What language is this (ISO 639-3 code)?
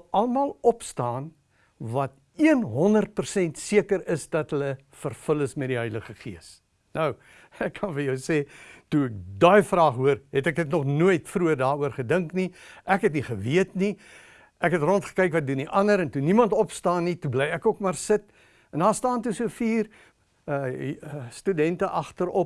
nld